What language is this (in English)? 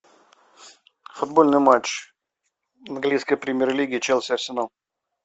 Russian